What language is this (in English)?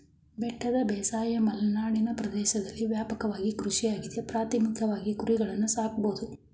Kannada